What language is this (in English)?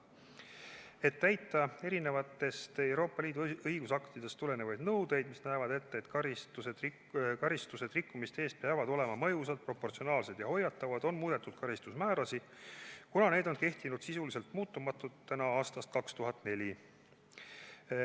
Estonian